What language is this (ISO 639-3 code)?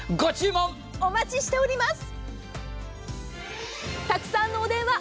jpn